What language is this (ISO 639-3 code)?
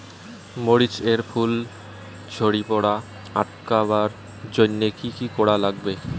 ben